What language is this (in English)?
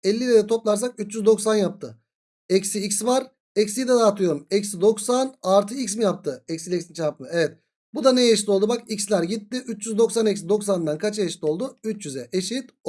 Turkish